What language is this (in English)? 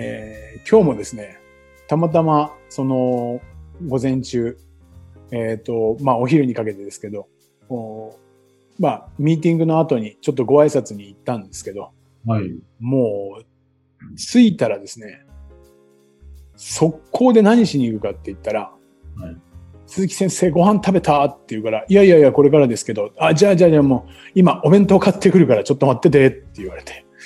Japanese